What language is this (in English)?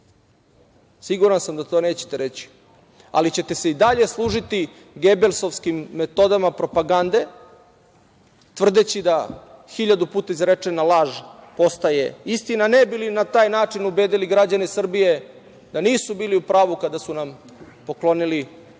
Serbian